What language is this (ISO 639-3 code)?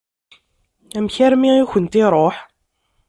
kab